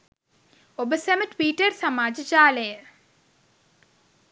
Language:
Sinhala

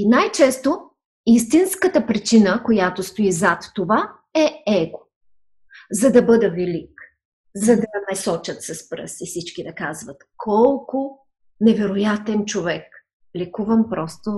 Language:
Bulgarian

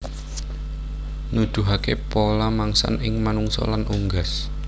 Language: Javanese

